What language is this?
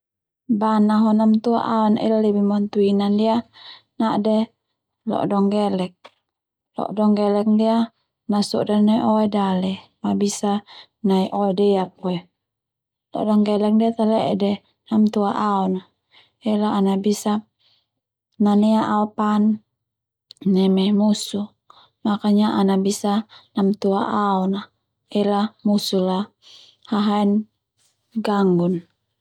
Termanu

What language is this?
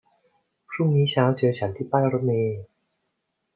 Thai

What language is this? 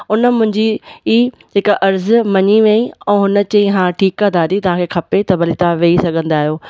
Sindhi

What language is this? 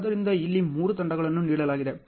Kannada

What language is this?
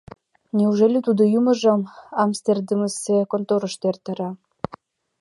Mari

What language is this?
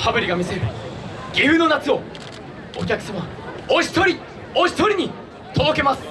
Japanese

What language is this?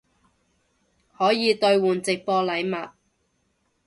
Cantonese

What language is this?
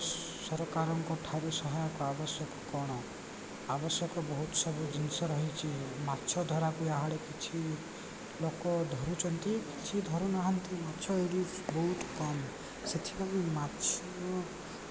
Odia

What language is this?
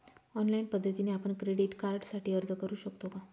Marathi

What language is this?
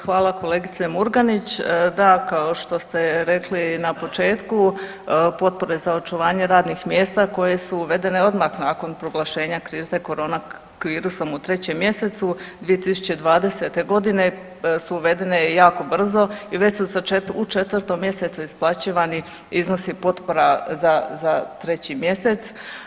Croatian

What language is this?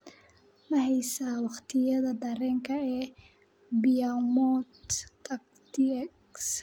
Somali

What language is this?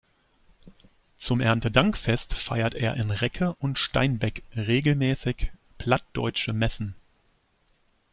German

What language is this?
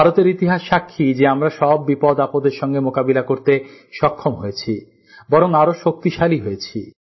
Bangla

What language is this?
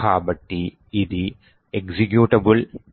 Telugu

